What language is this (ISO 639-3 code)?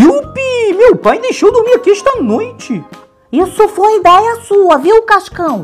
por